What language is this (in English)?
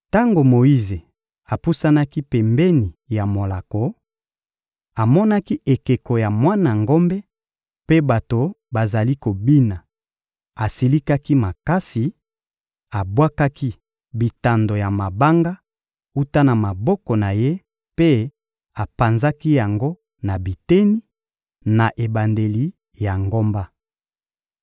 Lingala